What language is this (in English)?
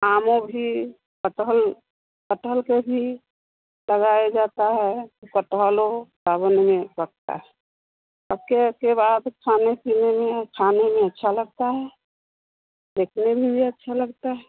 Hindi